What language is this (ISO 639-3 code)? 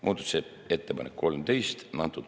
est